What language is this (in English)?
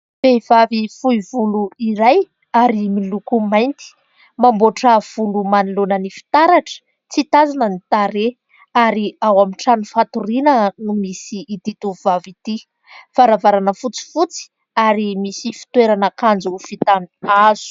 Malagasy